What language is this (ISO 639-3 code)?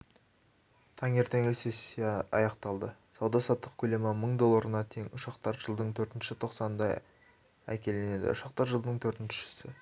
kaz